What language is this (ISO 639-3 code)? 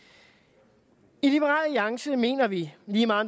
dan